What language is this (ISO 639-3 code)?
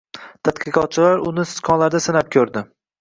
uzb